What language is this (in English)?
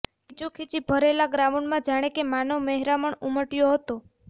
Gujarati